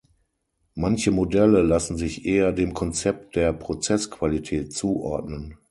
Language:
German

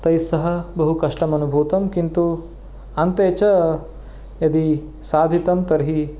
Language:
Sanskrit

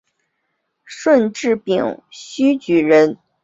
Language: Chinese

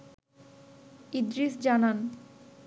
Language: Bangla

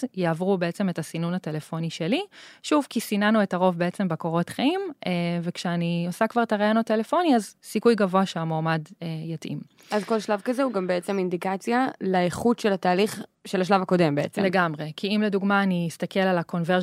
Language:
Hebrew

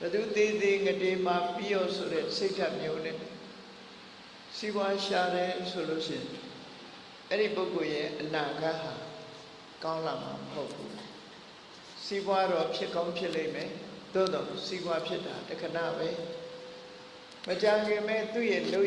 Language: Vietnamese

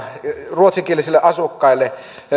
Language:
Finnish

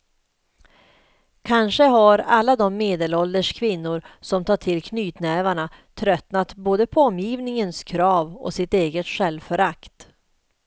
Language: Swedish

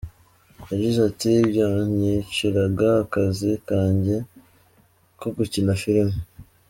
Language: Kinyarwanda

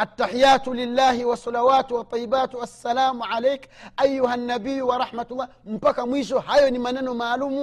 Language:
Swahili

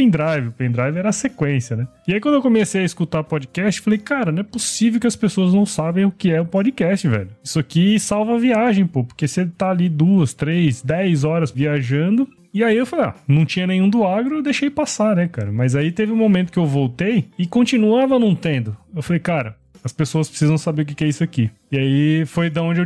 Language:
Portuguese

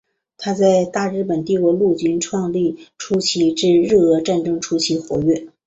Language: Chinese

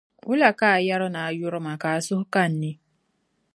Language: Dagbani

